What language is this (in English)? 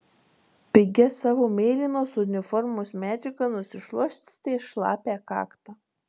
Lithuanian